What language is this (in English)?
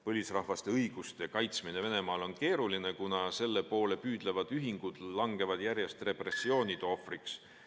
Estonian